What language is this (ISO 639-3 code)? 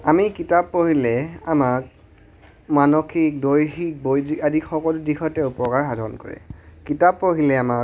asm